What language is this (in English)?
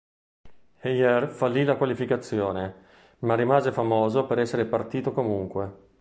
Italian